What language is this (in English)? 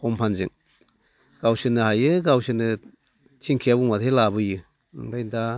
Bodo